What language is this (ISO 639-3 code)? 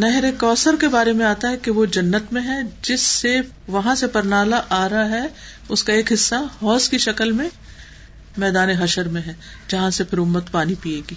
urd